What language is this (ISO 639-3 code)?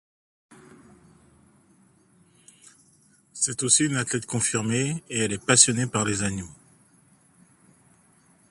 fra